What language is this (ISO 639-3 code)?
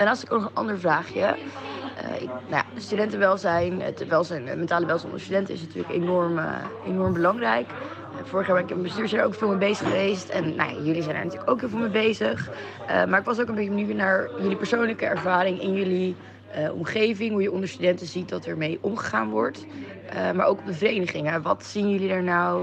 nld